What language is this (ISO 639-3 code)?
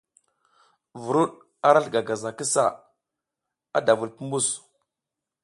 giz